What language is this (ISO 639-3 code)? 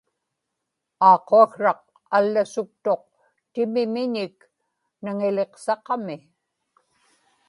ipk